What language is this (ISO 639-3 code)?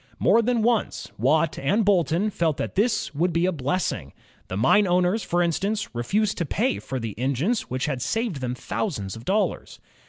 eng